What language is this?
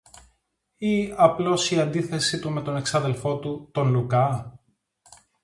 Greek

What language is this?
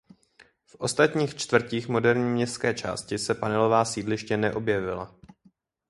Czech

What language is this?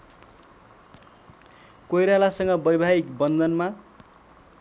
Nepali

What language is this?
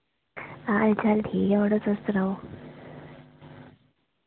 Dogri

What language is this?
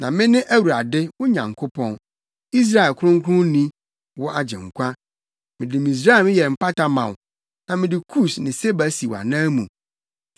Akan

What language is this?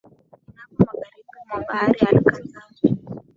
Swahili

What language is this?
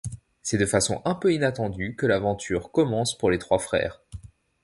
French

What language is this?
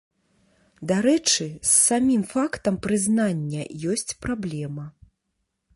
Belarusian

